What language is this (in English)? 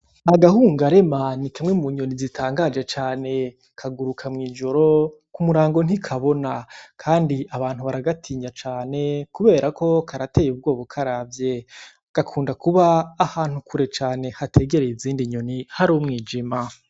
Rundi